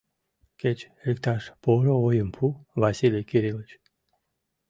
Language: Mari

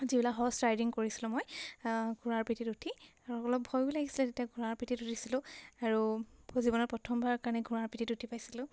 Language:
Assamese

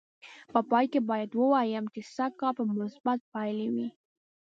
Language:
Pashto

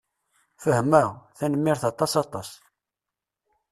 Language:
Kabyle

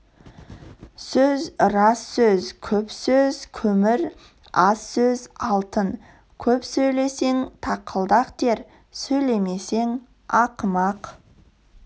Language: Kazakh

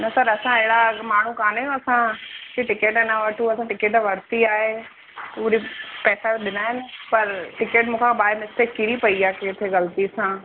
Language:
Sindhi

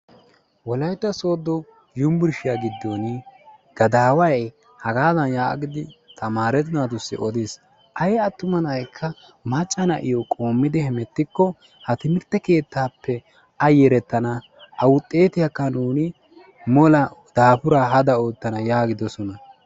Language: Wolaytta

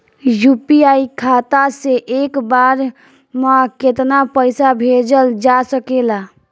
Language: Bhojpuri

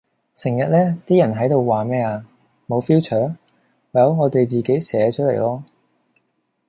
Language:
Cantonese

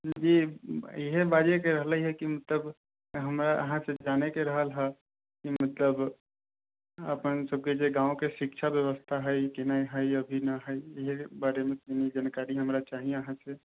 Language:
Maithili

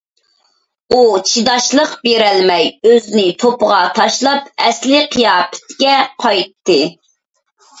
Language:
Uyghur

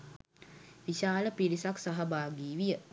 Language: Sinhala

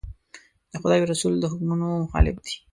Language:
Pashto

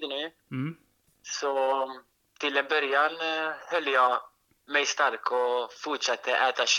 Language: Swedish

